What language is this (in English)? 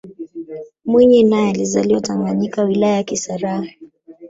Swahili